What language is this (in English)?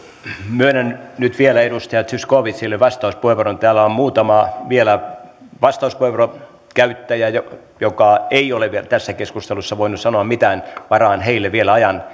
Finnish